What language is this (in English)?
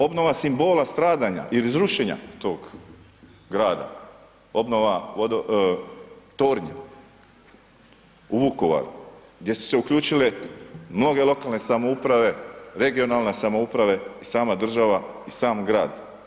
Croatian